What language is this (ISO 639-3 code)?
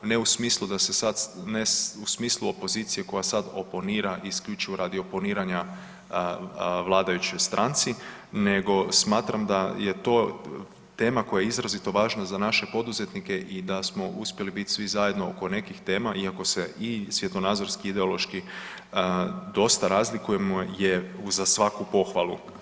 hrv